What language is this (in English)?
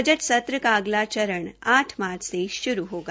Hindi